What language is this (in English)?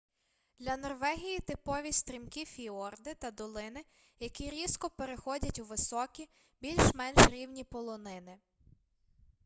Ukrainian